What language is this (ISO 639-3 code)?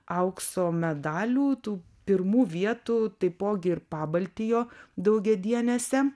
lit